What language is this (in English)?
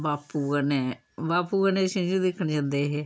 Dogri